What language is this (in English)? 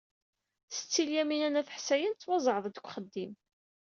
Kabyle